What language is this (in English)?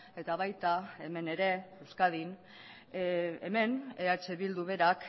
Basque